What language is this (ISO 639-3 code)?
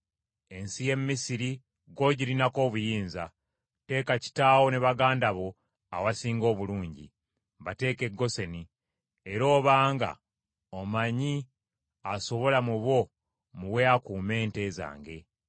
lug